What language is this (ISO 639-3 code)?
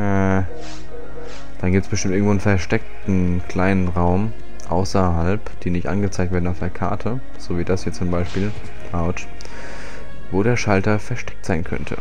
deu